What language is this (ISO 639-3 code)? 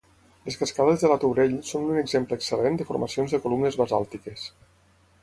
cat